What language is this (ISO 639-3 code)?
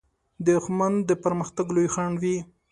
pus